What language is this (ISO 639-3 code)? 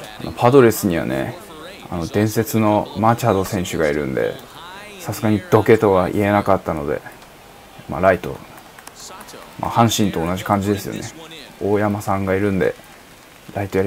jpn